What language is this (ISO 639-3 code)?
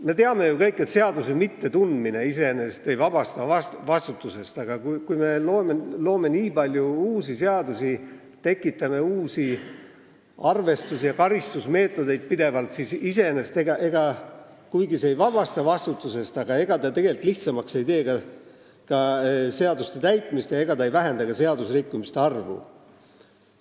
est